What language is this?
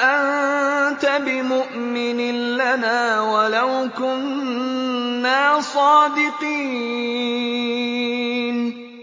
Arabic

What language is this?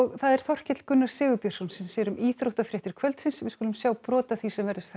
Icelandic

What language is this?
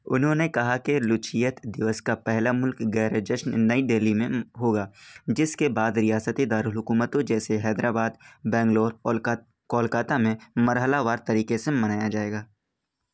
Urdu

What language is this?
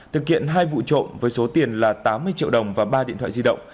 Vietnamese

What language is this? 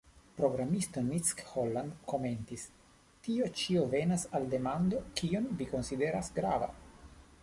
Esperanto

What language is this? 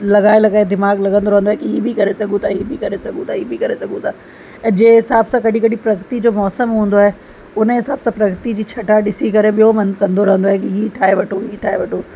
Sindhi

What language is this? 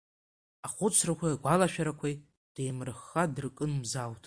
Abkhazian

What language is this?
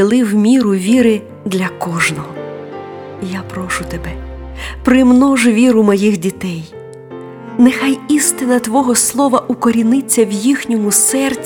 Ukrainian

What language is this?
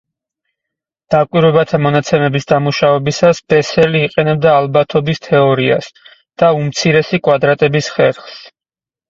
Georgian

